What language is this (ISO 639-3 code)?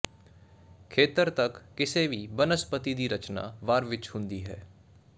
pan